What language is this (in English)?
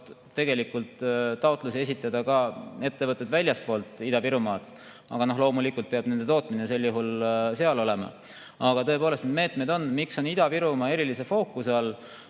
Estonian